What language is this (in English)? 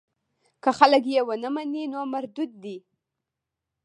Pashto